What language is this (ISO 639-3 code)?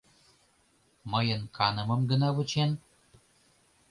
chm